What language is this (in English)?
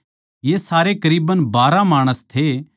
Haryanvi